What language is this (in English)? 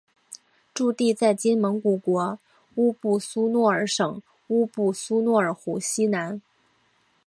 Chinese